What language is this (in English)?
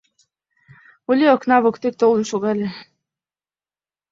Mari